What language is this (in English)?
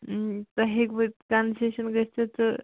Kashmiri